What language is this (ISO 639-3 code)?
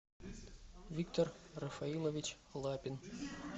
rus